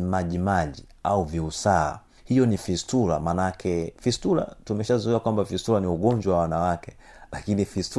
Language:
Swahili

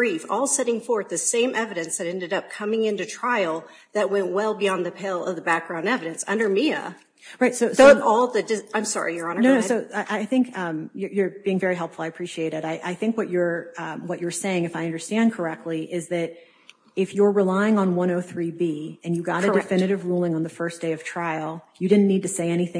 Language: English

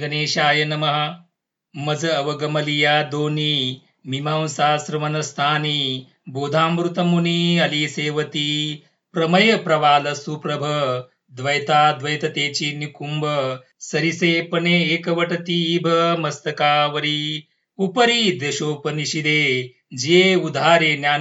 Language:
Marathi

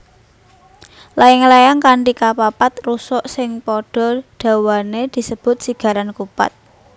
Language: Javanese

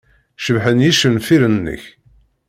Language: Kabyle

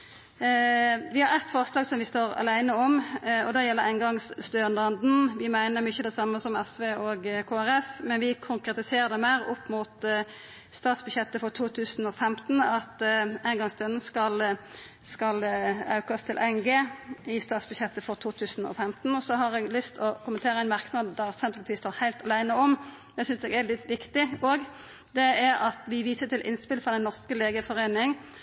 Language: Norwegian Nynorsk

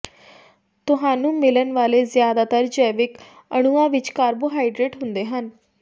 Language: Punjabi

